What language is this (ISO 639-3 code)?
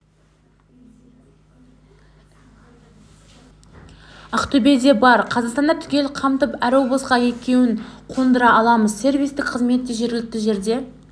kaz